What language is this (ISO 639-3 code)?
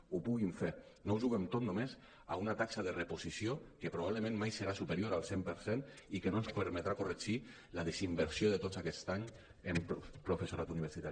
cat